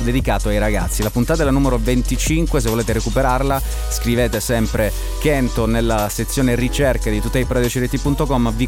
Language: Italian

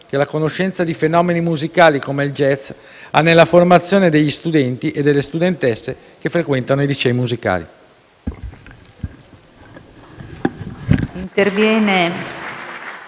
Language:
Italian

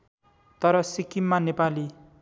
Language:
Nepali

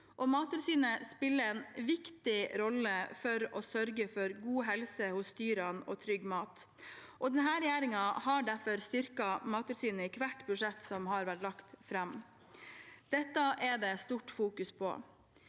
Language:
Norwegian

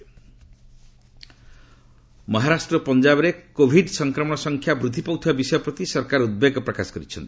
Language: Odia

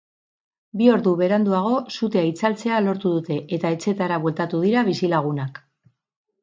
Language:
Basque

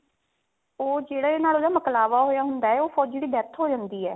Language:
Punjabi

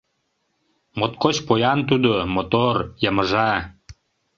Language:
Mari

